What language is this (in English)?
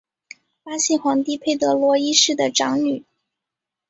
Chinese